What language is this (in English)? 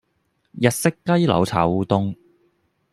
Cantonese